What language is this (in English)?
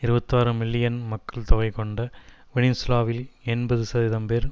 Tamil